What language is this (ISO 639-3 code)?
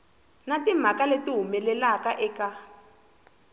tso